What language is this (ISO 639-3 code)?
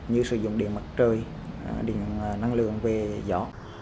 vie